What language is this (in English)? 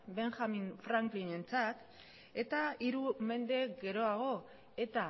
Basque